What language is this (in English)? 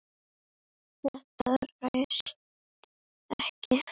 Icelandic